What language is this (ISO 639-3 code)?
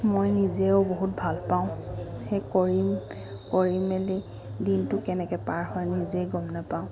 asm